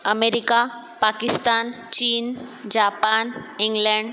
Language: Marathi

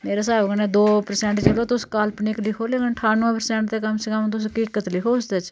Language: Dogri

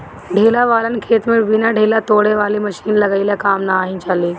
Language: Bhojpuri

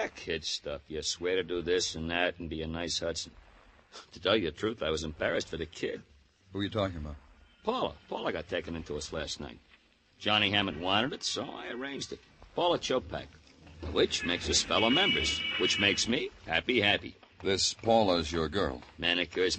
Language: English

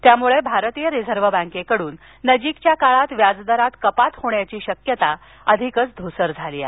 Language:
Marathi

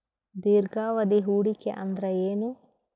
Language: Kannada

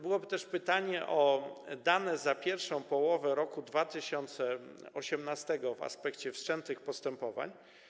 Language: Polish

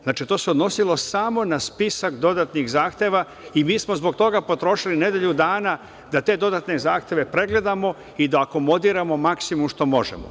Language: Serbian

